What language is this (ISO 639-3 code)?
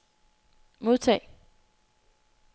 dan